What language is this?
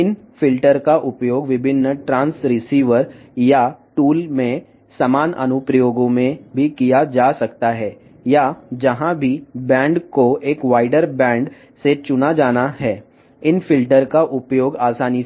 Telugu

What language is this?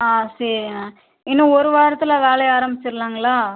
Tamil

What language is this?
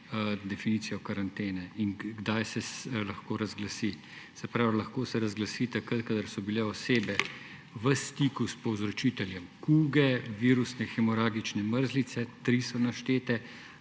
Slovenian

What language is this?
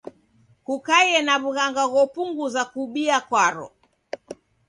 Taita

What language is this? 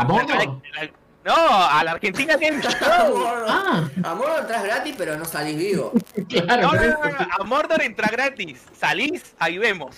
Spanish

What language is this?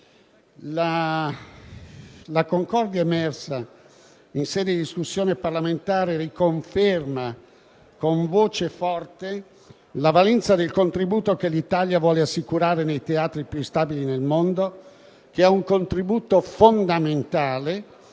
Italian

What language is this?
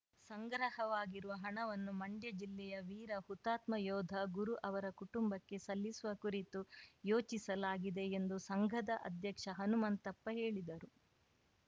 Kannada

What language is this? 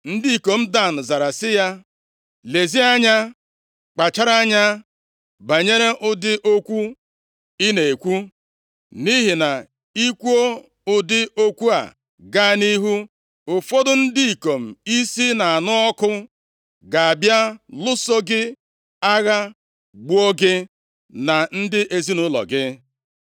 Igbo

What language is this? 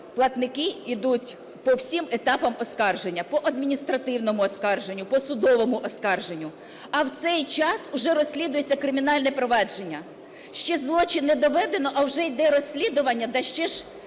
Ukrainian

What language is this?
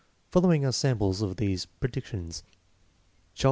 English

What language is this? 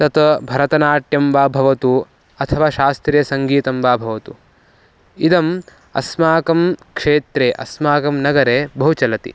Sanskrit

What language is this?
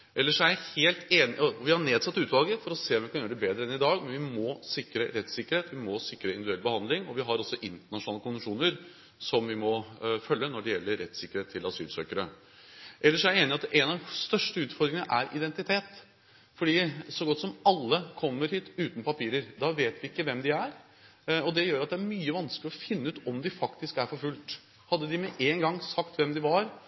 Norwegian Bokmål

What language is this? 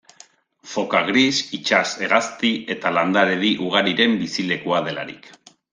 Basque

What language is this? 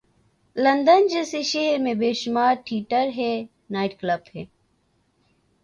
Urdu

